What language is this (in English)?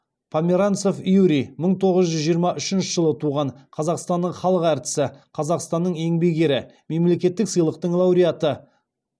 Kazakh